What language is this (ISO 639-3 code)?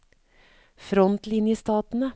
nor